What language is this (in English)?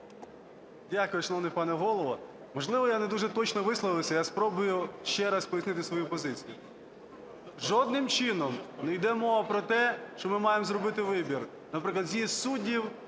Ukrainian